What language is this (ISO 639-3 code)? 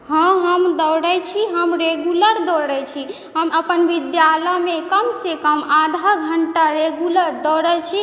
mai